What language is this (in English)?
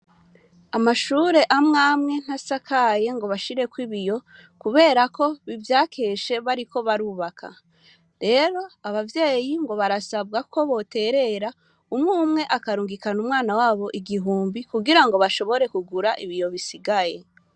Rundi